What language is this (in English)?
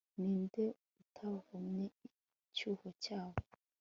Kinyarwanda